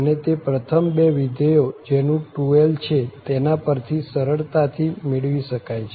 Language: Gujarati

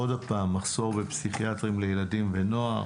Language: Hebrew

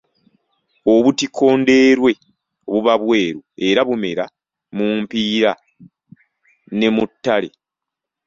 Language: Ganda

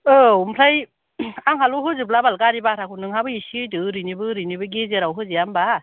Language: Bodo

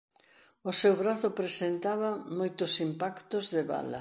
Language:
Galician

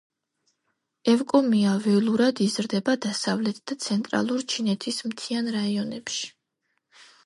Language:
Georgian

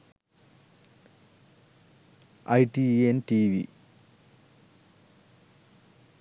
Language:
Sinhala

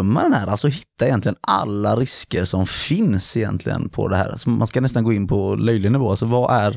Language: Swedish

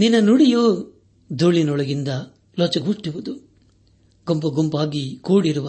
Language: Kannada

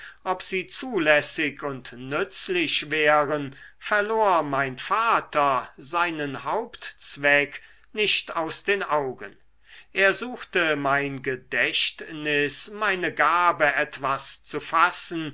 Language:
German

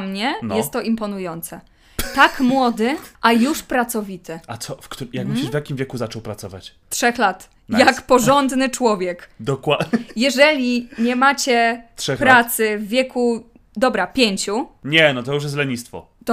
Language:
Polish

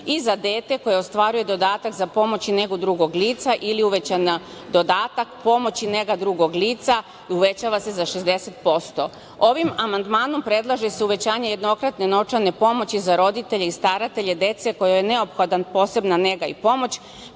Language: Serbian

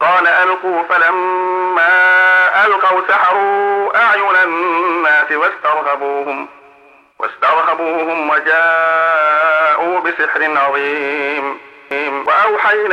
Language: Arabic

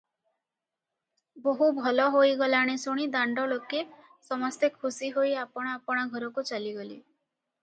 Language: Odia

